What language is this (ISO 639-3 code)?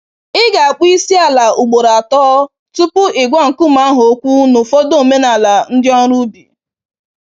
ibo